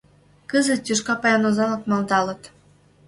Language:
Mari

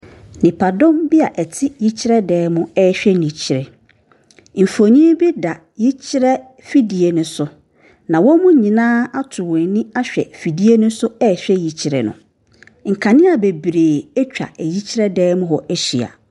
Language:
Akan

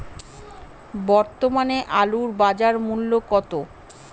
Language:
Bangla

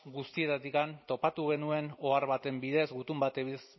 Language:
Basque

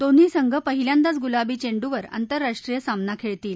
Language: Marathi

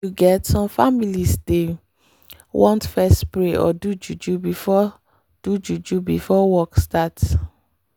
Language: Nigerian Pidgin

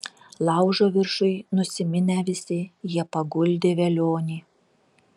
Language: Lithuanian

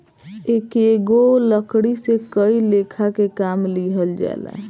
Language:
Bhojpuri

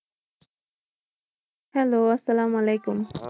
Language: Bangla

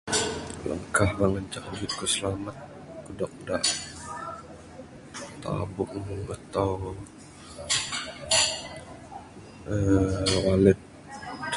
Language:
Bukar-Sadung Bidayuh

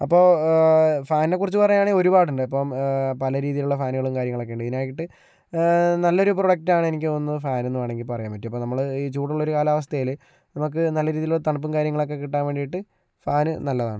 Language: Malayalam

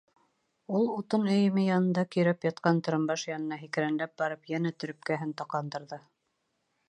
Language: Bashkir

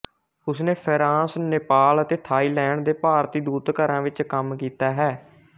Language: Punjabi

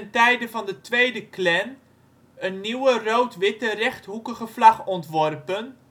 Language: Dutch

